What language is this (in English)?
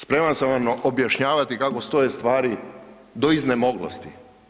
Croatian